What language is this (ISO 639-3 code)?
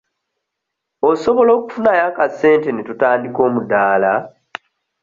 lug